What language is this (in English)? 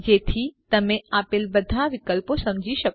Gujarati